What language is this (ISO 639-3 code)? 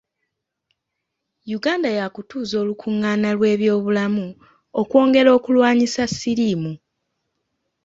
lug